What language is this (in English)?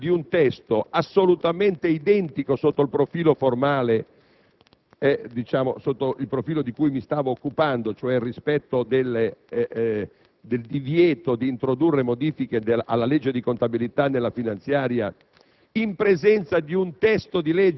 Italian